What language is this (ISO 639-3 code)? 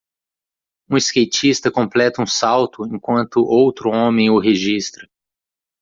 por